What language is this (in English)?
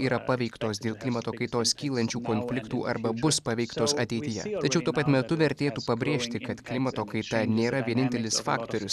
Lithuanian